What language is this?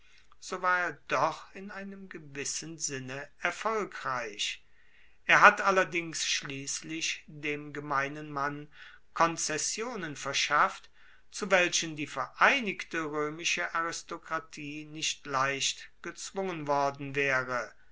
German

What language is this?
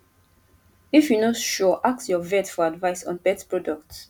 Nigerian Pidgin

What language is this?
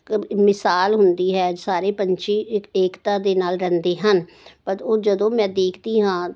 Punjabi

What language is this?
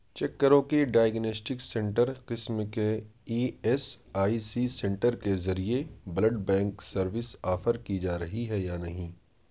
Urdu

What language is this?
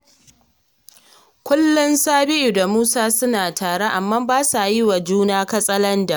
Hausa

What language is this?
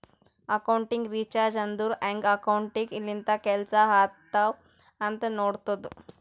Kannada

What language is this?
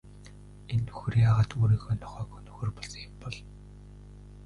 Mongolian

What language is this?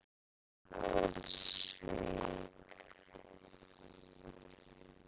Icelandic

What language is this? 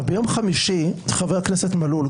Hebrew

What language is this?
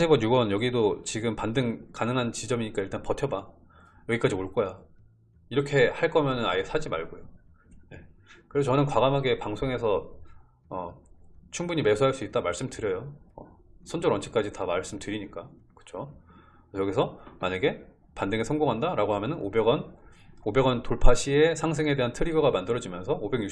Korean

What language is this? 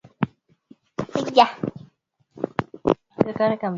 Swahili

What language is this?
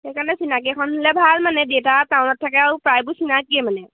Assamese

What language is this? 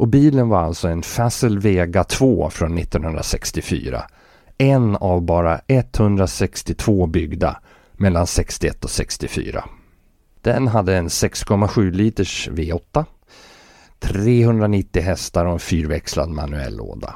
Swedish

